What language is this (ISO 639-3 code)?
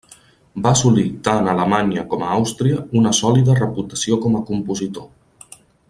cat